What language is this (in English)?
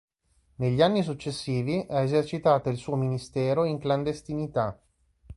Italian